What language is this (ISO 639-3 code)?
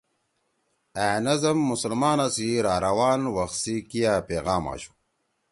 trw